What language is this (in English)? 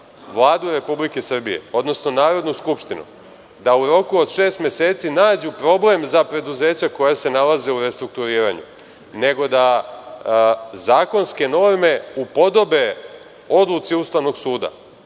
Serbian